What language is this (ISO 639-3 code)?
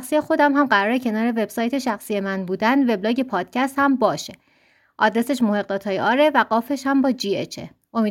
fas